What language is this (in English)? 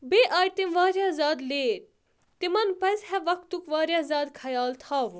Kashmiri